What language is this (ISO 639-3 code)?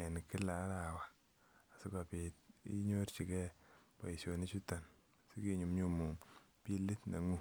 kln